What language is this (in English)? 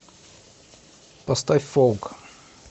Russian